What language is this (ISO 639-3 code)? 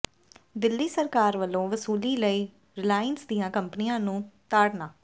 pan